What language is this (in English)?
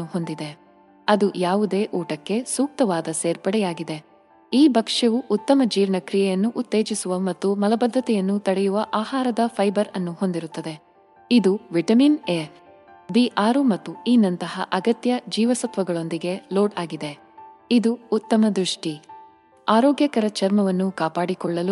Kannada